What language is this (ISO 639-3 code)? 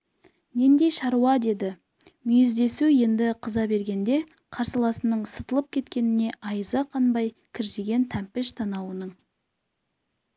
kaz